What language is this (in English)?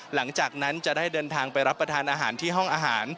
Thai